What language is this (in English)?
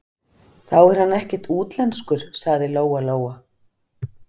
Icelandic